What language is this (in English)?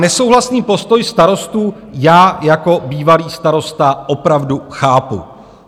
Czech